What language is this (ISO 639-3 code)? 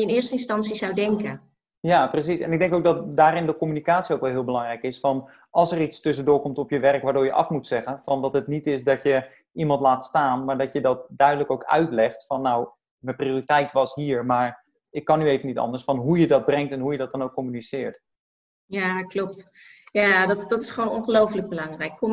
nld